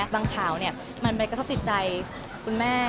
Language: Thai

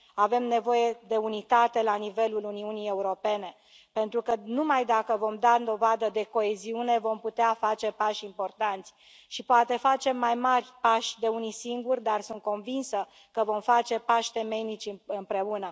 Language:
Romanian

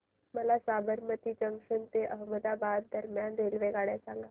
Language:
Marathi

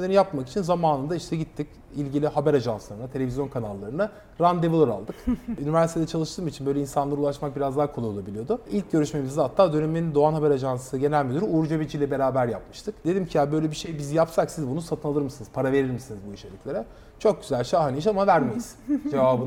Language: Turkish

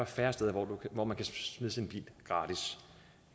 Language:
Danish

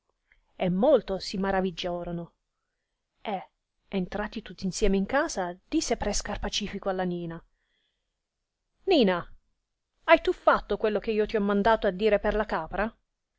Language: Italian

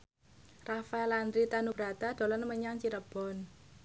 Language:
Javanese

